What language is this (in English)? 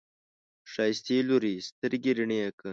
Pashto